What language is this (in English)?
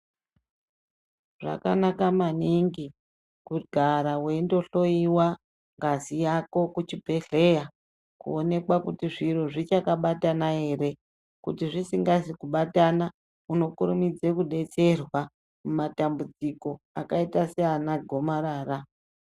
Ndau